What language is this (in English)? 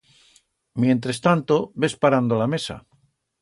Aragonese